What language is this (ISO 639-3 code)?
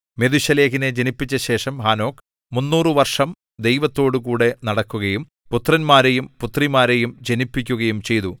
mal